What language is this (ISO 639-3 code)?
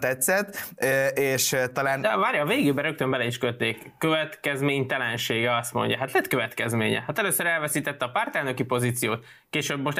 hun